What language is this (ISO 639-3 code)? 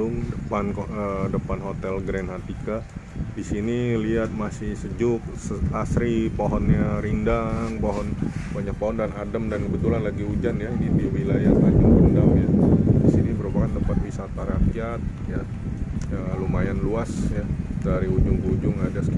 ind